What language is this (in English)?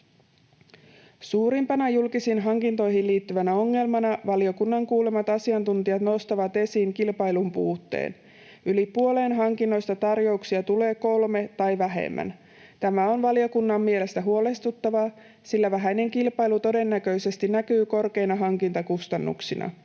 Finnish